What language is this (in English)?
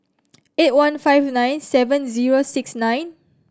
English